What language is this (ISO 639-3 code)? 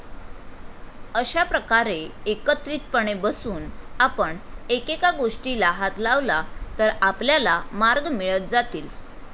mar